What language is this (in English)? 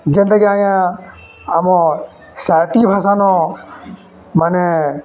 Odia